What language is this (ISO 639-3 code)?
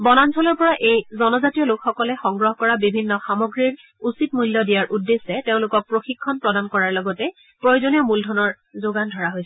asm